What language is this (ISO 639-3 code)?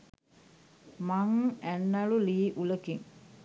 sin